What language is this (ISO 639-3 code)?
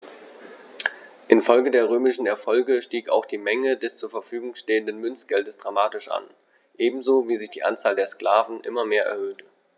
deu